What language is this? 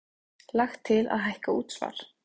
Icelandic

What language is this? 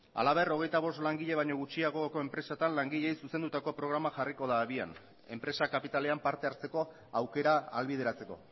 Basque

